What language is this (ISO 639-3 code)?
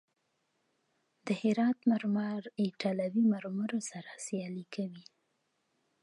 pus